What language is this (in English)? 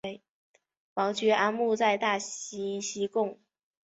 Chinese